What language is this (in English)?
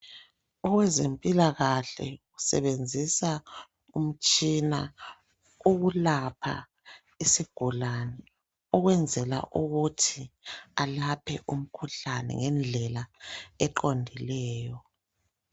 North Ndebele